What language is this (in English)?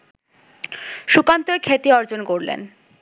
Bangla